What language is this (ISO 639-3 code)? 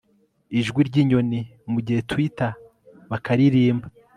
kin